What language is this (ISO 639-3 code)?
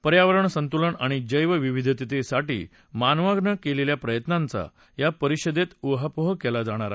mar